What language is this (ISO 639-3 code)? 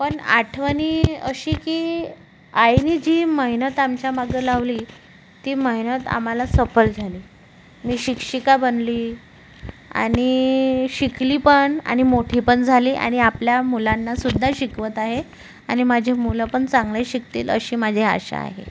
mar